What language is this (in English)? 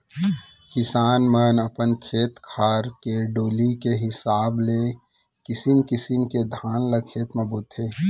Chhattisgarhi